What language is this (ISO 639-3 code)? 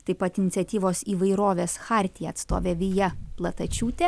lit